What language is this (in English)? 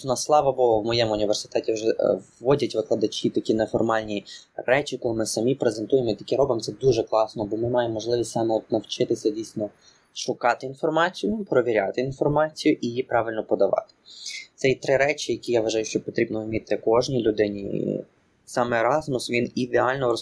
Ukrainian